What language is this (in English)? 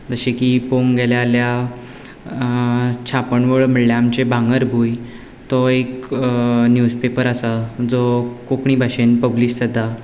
Konkani